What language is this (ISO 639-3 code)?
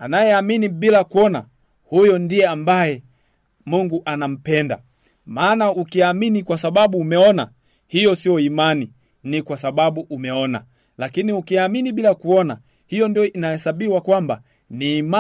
swa